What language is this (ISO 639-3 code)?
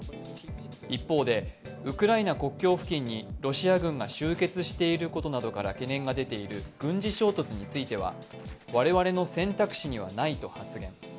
jpn